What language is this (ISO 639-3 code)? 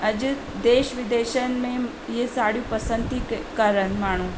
snd